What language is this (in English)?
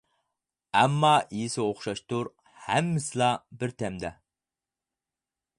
Uyghur